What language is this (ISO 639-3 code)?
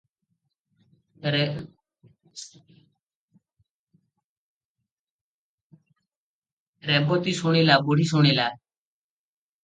ori